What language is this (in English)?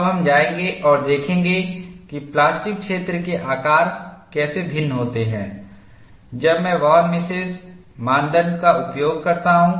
Hindi